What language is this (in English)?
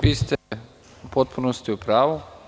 Serbian